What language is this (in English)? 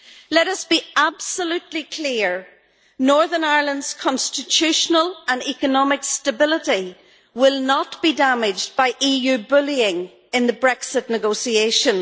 English